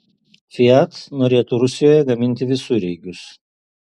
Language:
Lithuanian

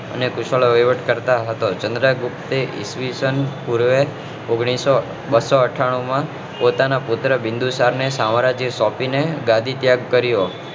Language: Gujarati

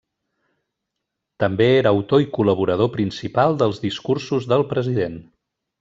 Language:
Catalan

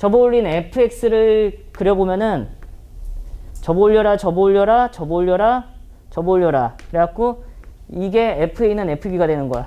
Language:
Korean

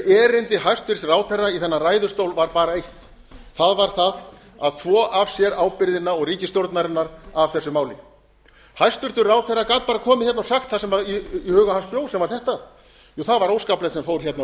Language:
Icelandic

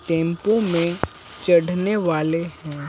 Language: Hindi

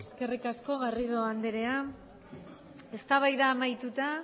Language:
Basque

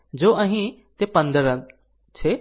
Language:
Gujarati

